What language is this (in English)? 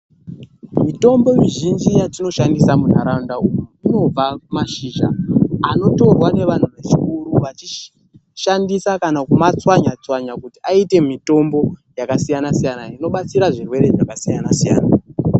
Ndau